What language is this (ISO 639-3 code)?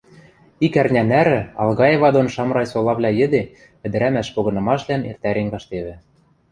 mrj